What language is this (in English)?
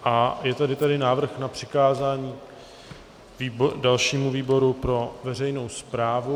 Czech